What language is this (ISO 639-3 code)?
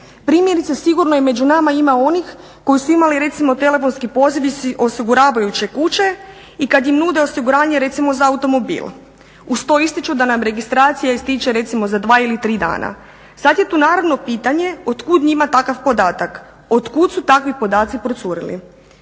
hrv